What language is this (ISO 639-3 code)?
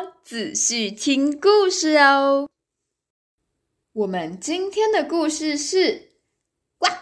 zho